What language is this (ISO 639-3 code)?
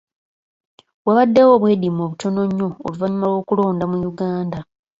lug